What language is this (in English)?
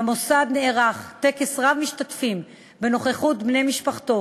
Hebrew